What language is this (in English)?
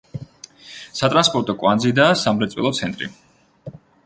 Georgian